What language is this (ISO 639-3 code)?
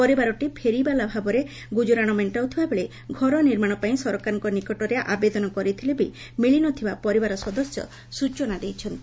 ori